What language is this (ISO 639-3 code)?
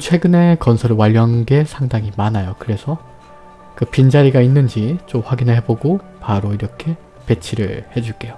kor